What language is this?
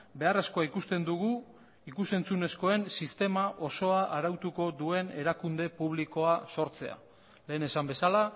Basque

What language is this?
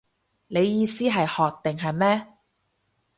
Cantonese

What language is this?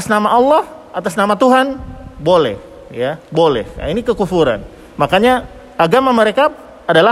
Indonesian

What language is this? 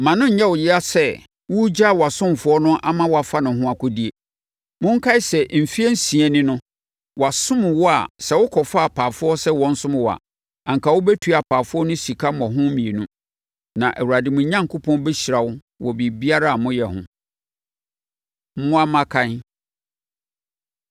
Akan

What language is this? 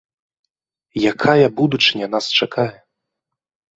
Belarusian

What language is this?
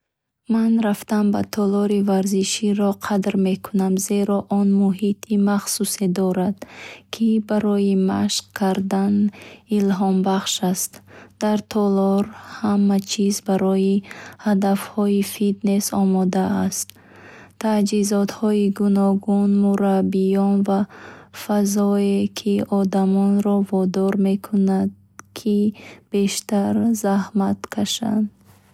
Bukharic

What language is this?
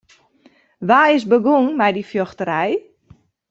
Western Frisian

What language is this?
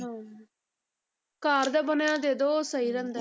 Punjabi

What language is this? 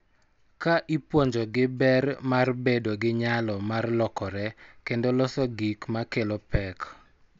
Luo (Kenya and Tanzania)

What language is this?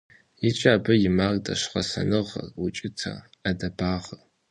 Kabardian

